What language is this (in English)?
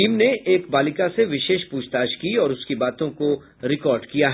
Hindi